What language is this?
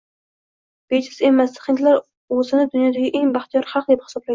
Uzbek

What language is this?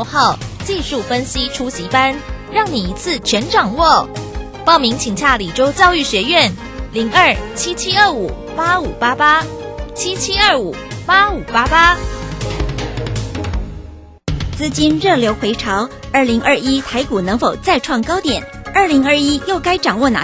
Chinese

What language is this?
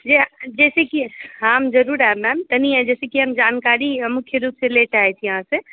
Maithili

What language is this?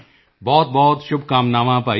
Punjabi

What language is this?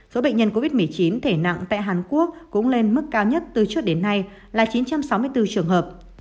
Vietnamese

